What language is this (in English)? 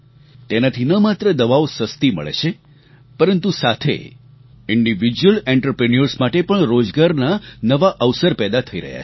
Gujarati